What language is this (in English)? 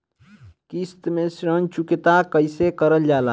Bhojpuri